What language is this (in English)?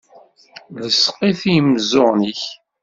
Kabyle